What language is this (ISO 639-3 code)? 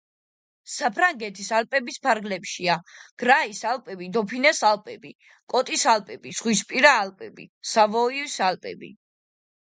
kat